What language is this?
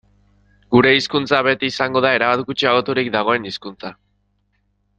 Basque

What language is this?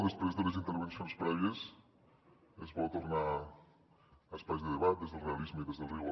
Catalan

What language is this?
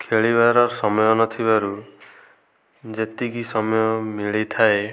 Odia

